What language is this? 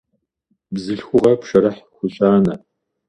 Kabardian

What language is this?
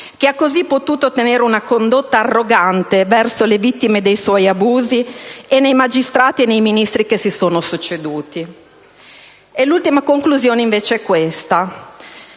Italian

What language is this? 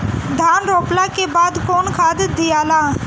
Bhojpuri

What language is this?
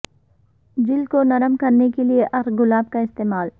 Urdu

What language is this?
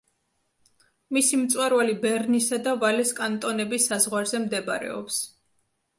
Georgian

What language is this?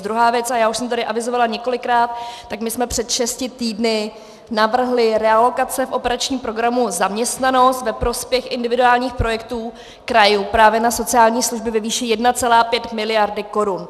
Czech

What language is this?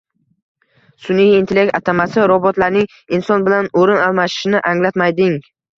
Uzbek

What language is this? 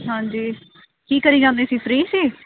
Punjabi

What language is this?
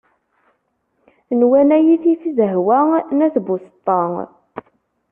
Kabyle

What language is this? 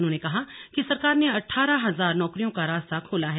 Hindi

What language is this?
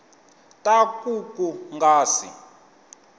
Tsonga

